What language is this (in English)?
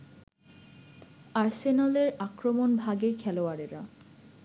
Bangla